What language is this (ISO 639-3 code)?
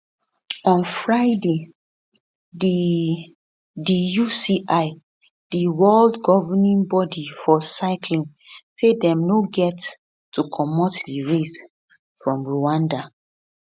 pcm